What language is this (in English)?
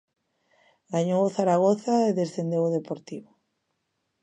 Galician